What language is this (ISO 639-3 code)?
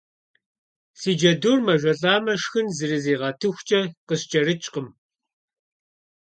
kbd